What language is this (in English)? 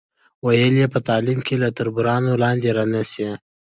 Pashto